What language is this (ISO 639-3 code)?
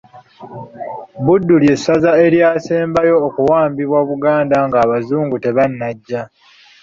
lug